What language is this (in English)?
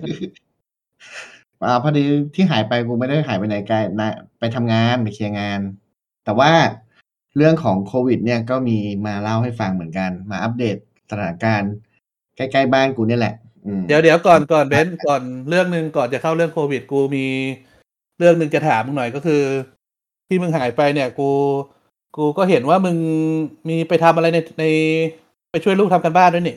Thai